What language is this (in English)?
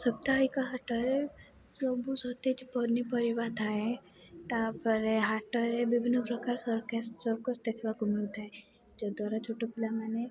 Odia